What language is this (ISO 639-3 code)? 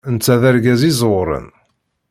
kab